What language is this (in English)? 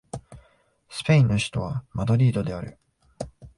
Japanese